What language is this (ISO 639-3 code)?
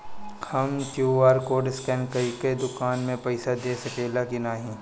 bho